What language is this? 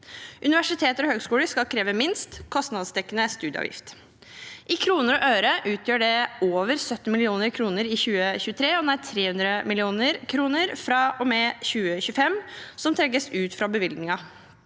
Norwegian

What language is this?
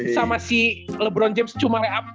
Indonesian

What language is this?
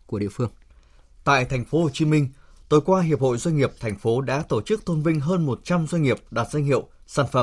Vietnamese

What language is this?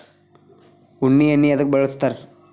Kannada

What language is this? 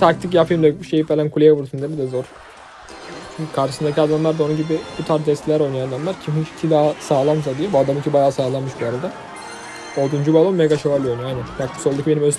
Turkish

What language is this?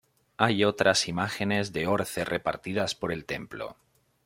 Spanish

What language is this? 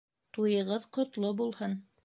Bashkir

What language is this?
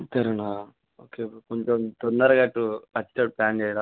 Telugu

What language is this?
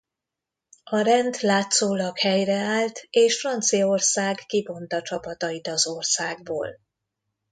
Hungarian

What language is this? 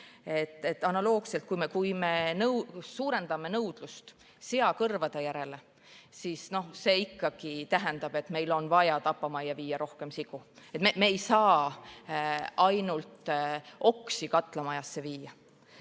Estonian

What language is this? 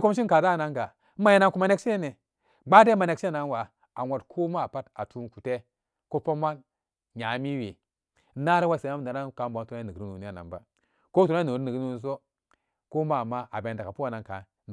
Samba Daka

